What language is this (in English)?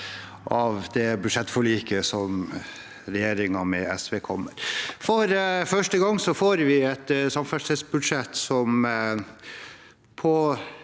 Norwegian